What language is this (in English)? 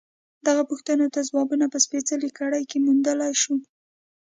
Pashto